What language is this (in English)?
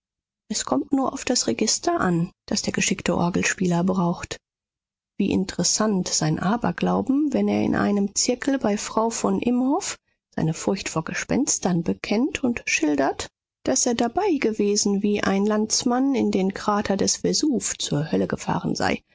German